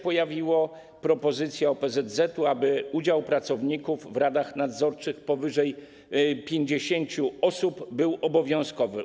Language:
Polish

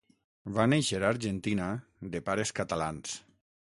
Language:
Catalan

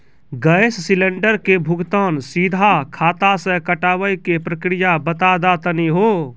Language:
Maithili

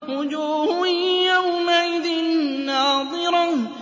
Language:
Arabic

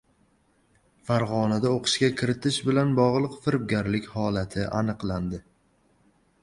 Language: Uzbek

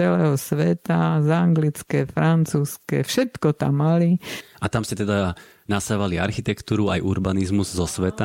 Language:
Slovak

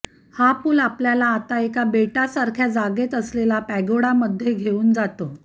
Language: Marathi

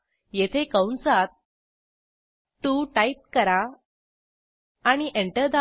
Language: Marathi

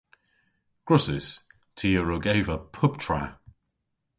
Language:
Cornish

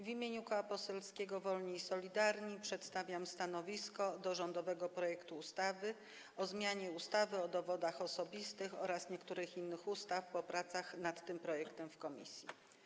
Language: Polish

